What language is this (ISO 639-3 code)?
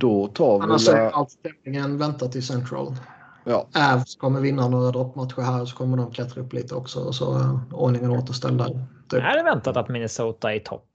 swe